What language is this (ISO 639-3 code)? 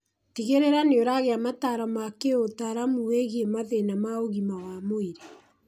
kik